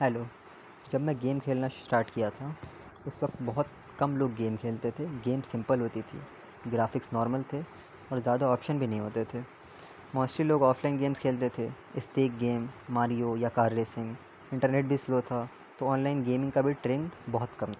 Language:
Urdu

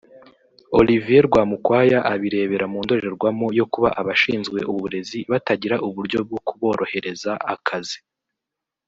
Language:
Kinyarwanda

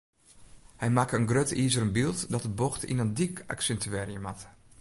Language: Western Frisian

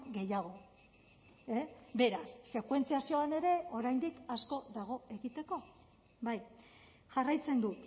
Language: Basque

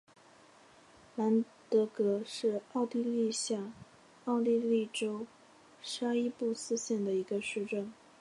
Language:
Chinese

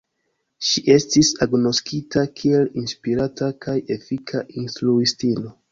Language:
Esperanto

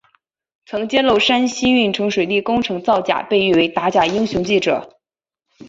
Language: Chinese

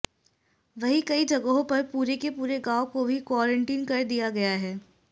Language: Hindi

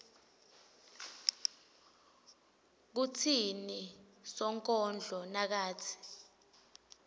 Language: Swati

